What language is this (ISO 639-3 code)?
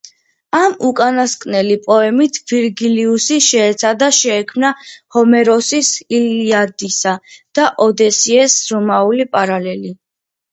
kat